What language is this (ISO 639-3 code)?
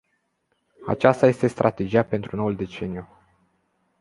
ron